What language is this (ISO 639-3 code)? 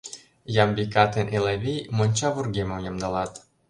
chm